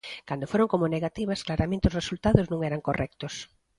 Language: Galician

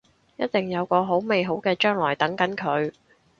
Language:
Cantonese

